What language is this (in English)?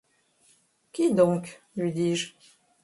French